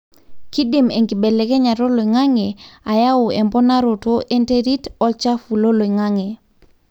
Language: Masai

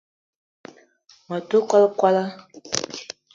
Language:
Eton (Cameroon)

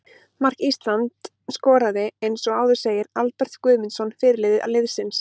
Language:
Icelandic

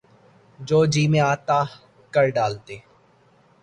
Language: Urdu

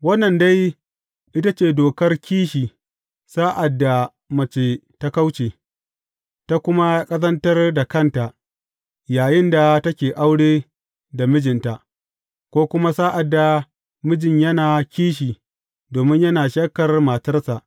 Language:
Hausa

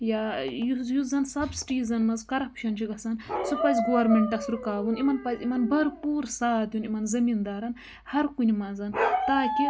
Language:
Kashmiri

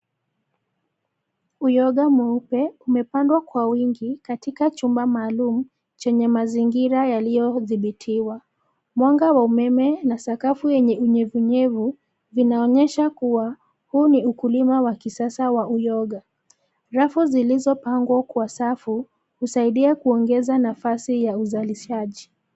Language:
Swahili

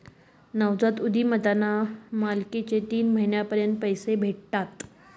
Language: Marathi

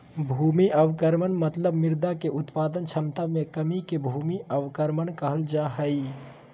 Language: Magahi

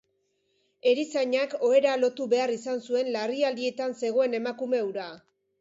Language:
Basque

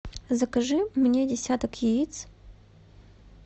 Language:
Russian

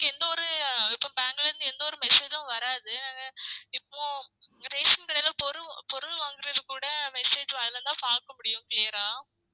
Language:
Tamil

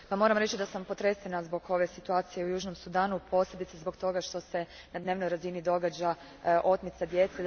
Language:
Croatian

